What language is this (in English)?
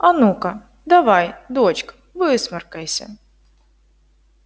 Russian